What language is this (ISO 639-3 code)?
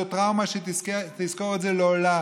heb